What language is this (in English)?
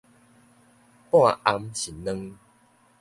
Min Nan Chinese